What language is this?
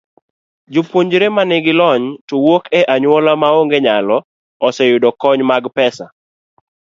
Luo (Kenya and Tanzania)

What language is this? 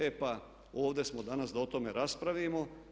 Croatian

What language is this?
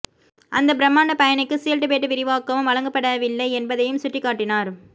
Tamil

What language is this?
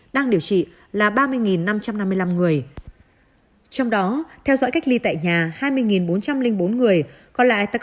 Vietnamese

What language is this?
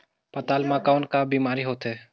Chhattisgarhi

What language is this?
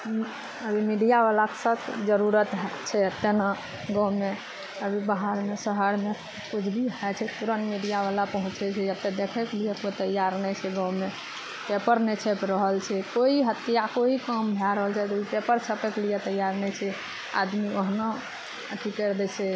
Maithili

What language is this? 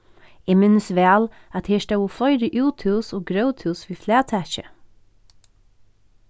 Faroese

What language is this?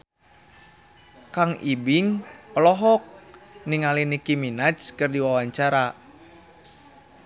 Sundanese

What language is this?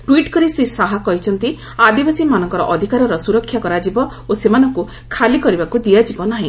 Odia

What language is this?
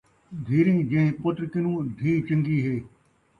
Saraiki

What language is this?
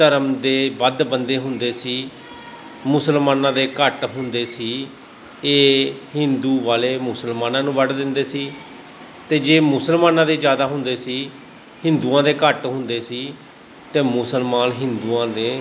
Punjabi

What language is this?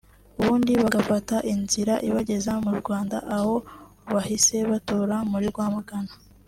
Kinyarwanda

